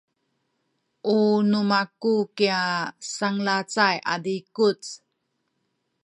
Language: Sakizaya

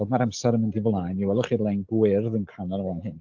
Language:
Welsh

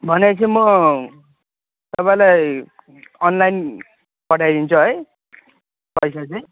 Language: Nepali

